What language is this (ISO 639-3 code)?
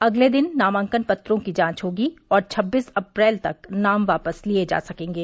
hin